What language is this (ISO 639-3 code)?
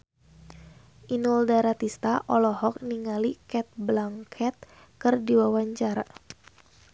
sun